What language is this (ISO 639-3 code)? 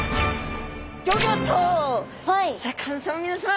jpn